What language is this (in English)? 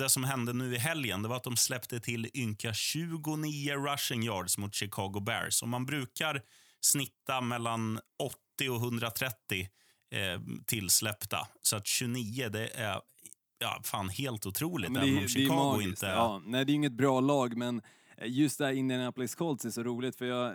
Swedish